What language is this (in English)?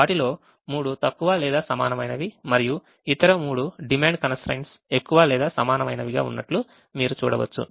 Telugu